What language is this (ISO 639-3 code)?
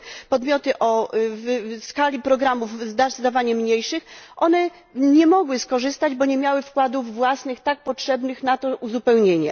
pol